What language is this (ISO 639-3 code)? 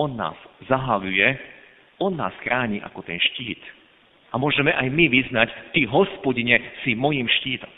slk